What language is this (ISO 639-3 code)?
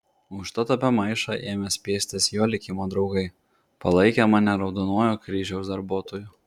lit